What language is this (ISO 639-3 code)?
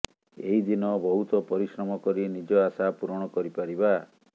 ori